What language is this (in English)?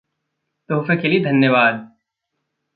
Hindi